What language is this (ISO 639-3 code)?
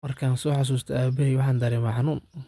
som